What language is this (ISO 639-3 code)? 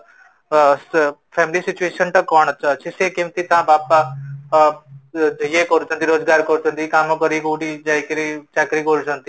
ori